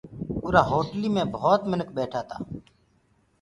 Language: Gurgula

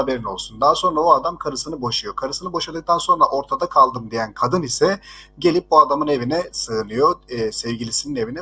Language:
Turkish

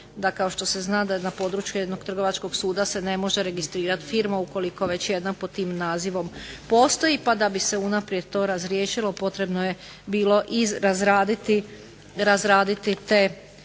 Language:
Croatian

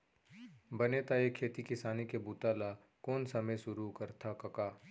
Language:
Chhattisgarhi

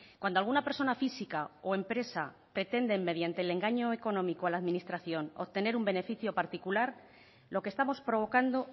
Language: Spanish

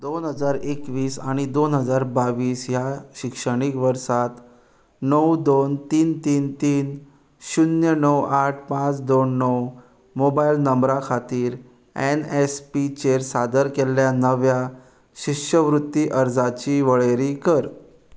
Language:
Konkani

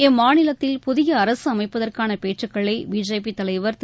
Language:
Tamil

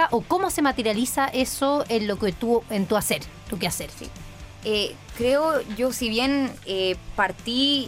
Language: Spanish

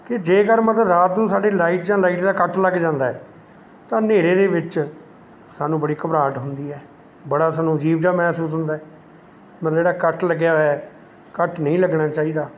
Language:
Punjabi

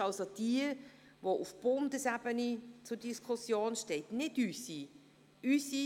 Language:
Swiss German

